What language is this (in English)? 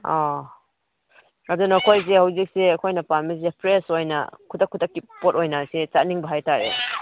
Manipuri